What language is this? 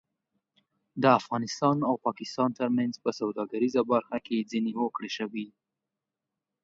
Pashto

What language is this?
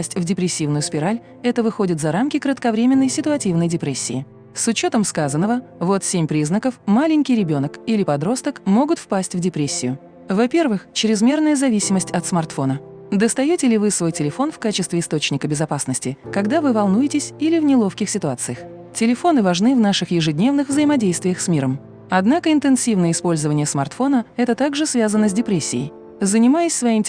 Russian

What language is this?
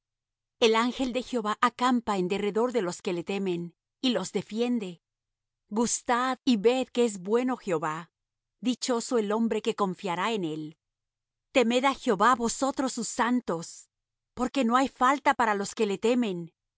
Spanish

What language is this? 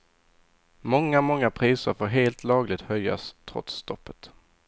Swedish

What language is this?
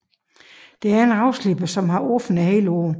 Danish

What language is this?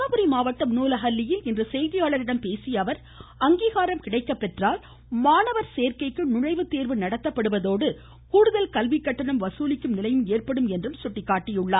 Tamil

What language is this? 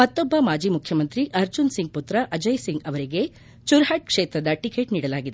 Kannada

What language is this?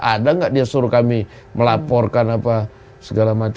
Indonesian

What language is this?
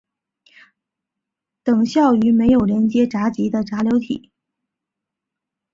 Chinese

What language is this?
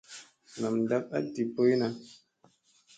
Musey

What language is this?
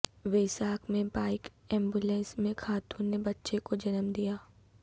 Urdu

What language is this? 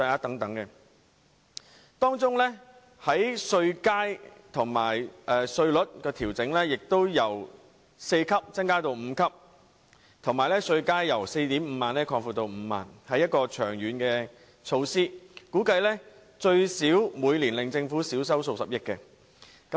Cantonese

